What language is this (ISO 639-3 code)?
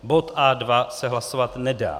ces